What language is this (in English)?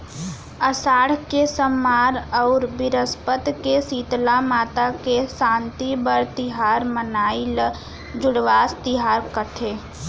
Chhattisgarhi